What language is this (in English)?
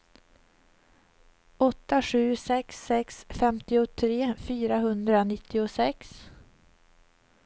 Swedish